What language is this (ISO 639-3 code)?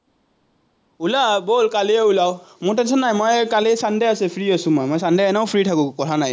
asm